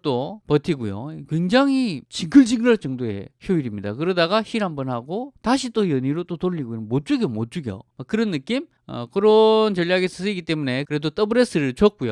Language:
Korean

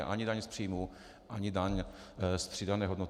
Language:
Czech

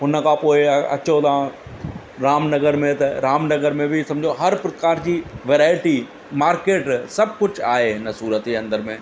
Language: Sindhi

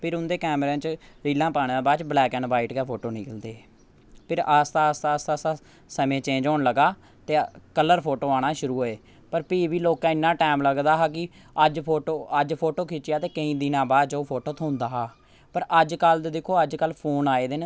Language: Dogri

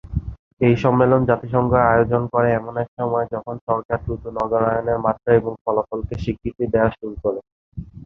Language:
Bangla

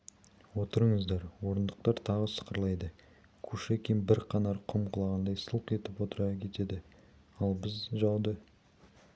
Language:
Kazakh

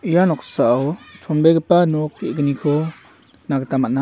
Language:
Garo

